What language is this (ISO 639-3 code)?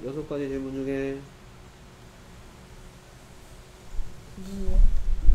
kor